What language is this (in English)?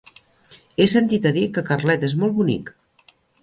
Catalan